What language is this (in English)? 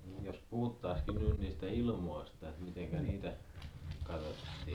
Finnish